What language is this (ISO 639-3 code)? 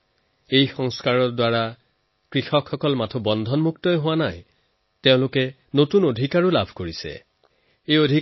asm